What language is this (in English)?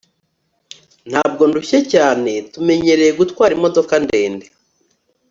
Kinyarwanda